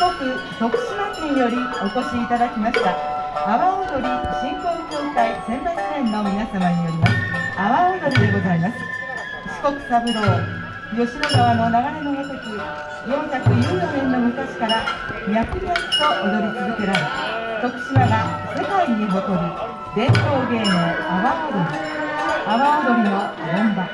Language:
Japanese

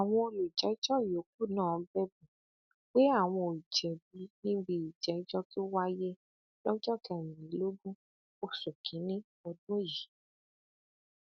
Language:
Yoruba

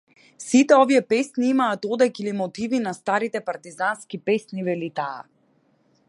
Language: Macedonian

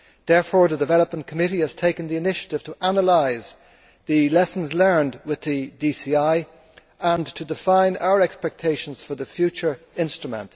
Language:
English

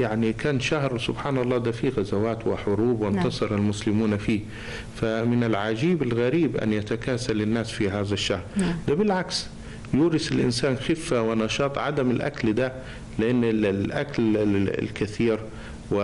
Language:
Arabic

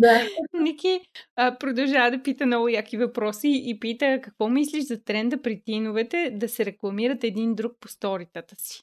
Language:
Bulgarian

